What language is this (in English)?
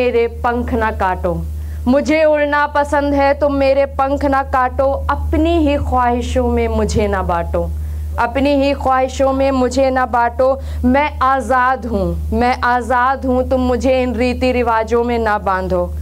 Hindi